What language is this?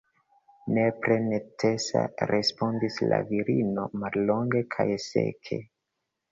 Esperanto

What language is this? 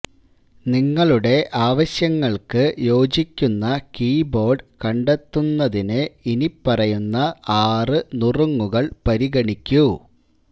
Malayalam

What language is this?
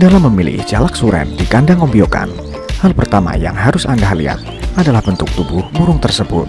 Indonesian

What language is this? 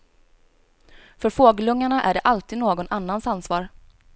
Swedish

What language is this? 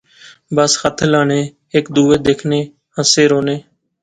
Pahari-Potwari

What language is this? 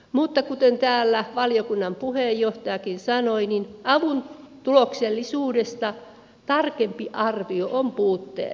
Finnish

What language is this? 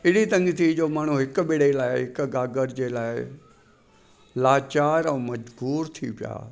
Sindhi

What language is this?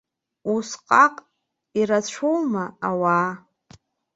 Abkhazian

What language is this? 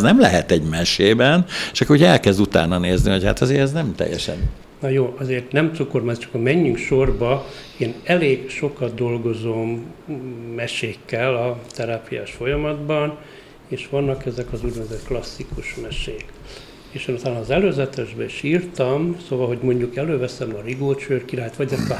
Hungarian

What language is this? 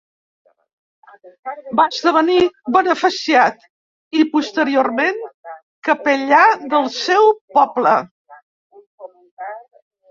Catalan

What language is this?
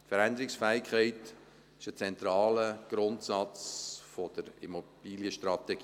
Swiss German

